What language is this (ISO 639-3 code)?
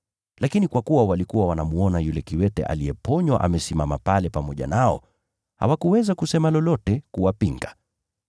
swa